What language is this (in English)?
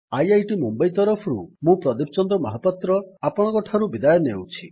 Odia